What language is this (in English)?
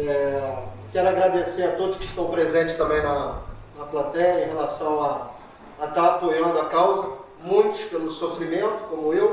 Portuguese